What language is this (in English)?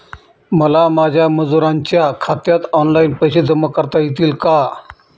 Marathi